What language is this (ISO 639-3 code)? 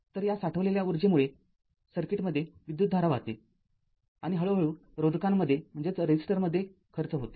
mar